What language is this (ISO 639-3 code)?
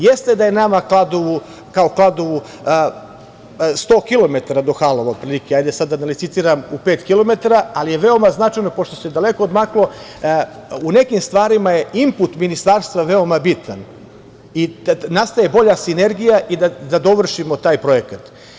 srp